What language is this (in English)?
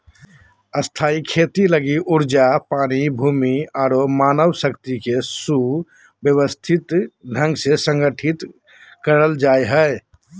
Magahi